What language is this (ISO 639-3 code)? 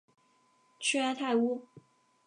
zho